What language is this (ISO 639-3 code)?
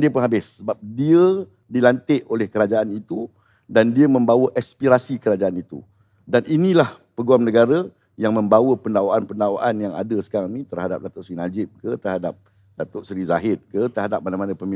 msa